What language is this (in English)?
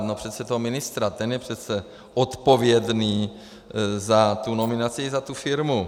Czech